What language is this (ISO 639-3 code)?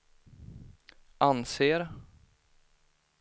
swe